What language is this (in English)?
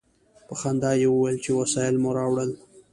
Pashto